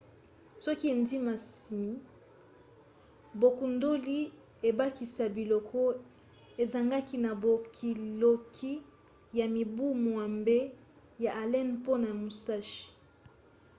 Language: Lingala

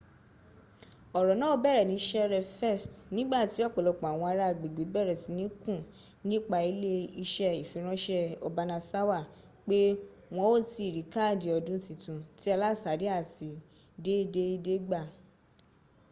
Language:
Yoruba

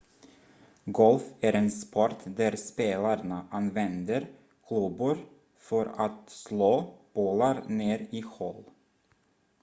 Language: Swedish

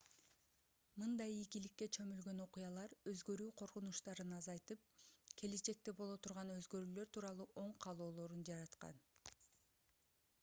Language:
Kyrgyz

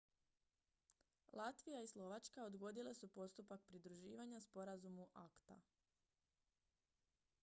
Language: Croatian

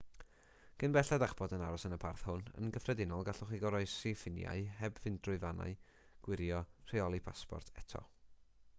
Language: Welsh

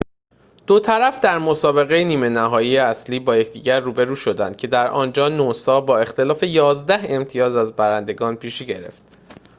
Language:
Persian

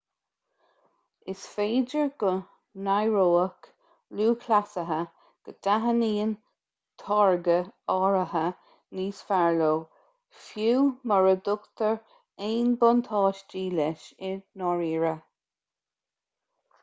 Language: Irish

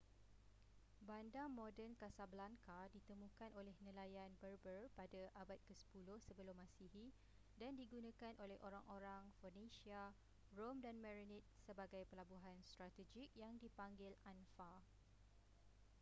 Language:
Malay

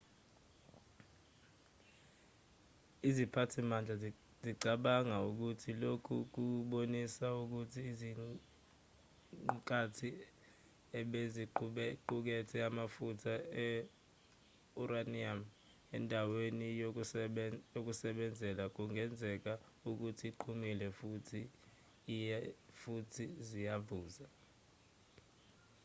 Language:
Zulu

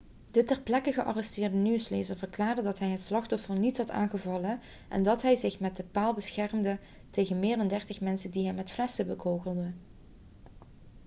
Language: Dutch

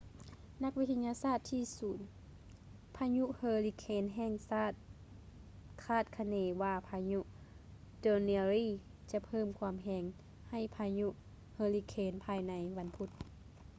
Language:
Lao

